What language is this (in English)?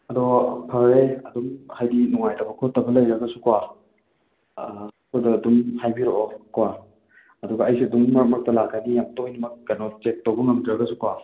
Manipuri